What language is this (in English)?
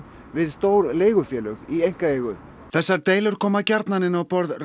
Icelandic